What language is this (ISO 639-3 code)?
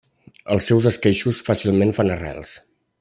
cat